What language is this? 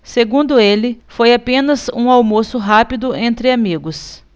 Portuguese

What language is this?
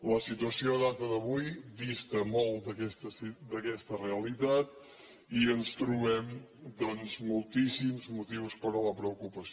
Catalan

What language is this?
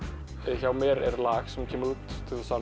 Icelandic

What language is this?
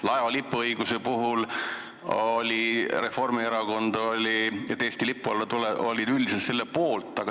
Estonian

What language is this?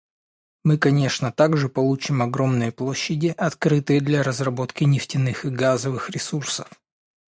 Russian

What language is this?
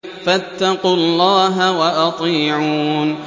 Arabic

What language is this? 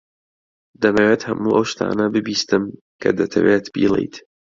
Central Kurdish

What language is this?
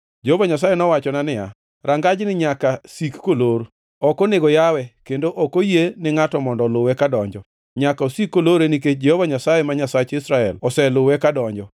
Luo (Kenya and Tanzania)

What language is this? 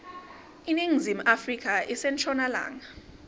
Swati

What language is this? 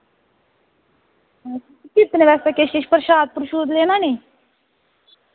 Dogri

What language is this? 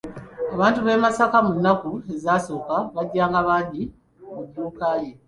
Ganda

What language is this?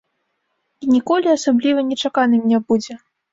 Belarusian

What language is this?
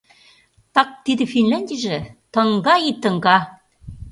Mari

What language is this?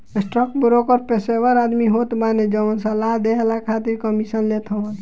Bhojpuri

